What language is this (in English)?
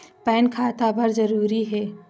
Chhattisgarhi